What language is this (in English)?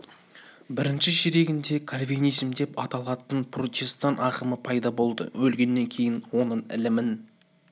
Kazakh